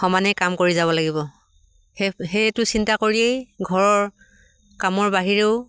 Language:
Assamese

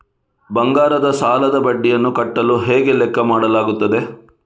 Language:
Kannada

